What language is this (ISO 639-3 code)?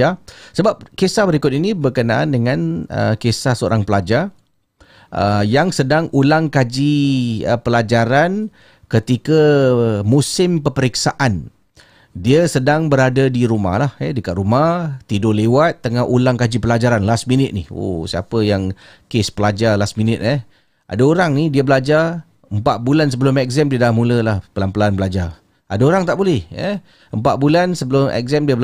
msa